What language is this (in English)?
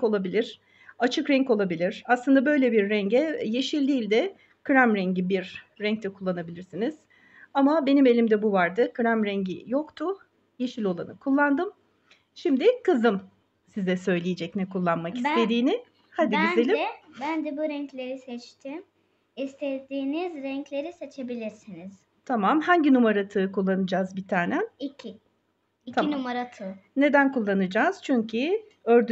Turkish